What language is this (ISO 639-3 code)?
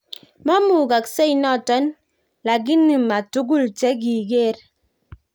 kln